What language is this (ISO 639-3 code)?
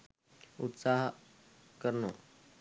sin